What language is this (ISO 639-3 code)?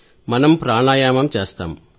tel